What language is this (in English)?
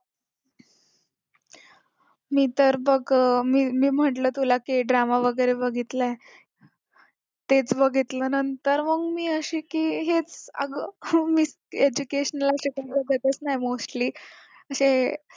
Marathi